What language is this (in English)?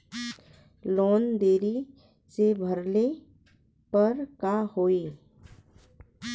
Bhojpuri